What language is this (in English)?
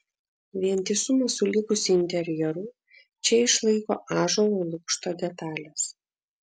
Lithuanian